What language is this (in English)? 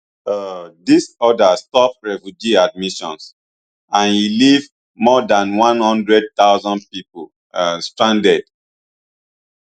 Nigerian Pidgin